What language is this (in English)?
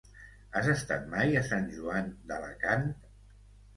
Catalan